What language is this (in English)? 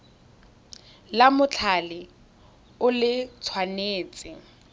Tswana